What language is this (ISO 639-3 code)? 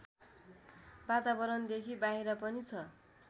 nep